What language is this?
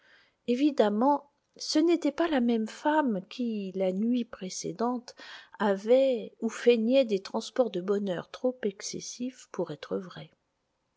French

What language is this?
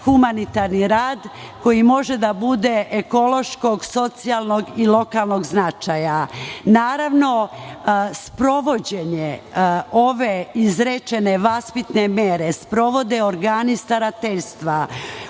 Serbian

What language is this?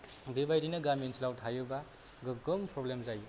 Bodo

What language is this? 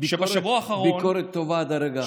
Hebrew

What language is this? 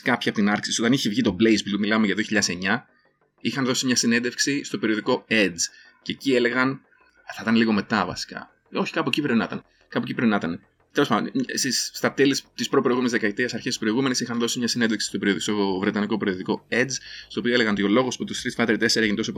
Greek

